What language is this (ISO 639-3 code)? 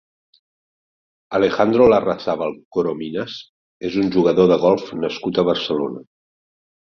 cat